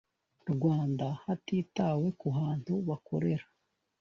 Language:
Kinyarwanda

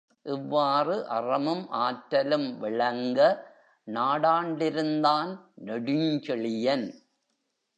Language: Tamil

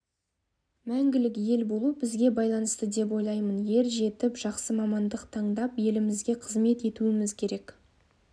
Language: Kazakh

